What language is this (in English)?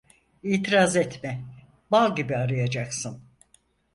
Turkish